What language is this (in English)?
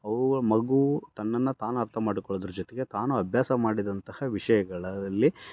Kannada